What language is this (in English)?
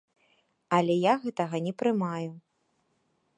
Belarusian